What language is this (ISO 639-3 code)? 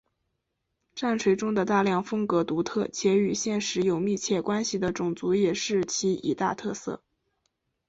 zho